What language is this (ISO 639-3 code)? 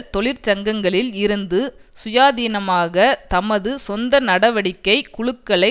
tam